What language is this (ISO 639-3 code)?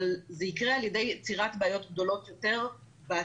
heb